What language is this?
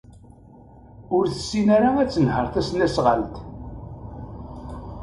Kabyle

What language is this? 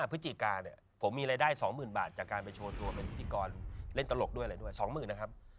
Thai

